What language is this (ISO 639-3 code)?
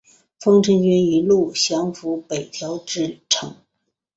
zho